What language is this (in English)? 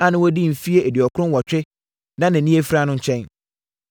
Akan